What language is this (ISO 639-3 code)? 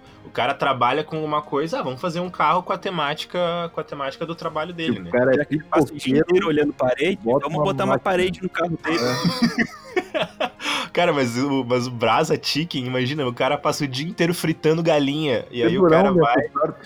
por